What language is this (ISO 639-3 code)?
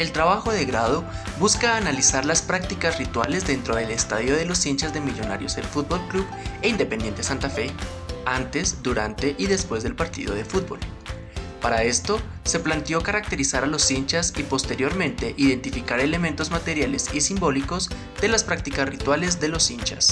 spa